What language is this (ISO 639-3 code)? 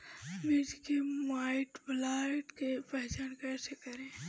bho